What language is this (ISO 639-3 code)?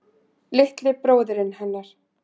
isl